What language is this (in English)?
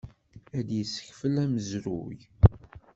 Kabyle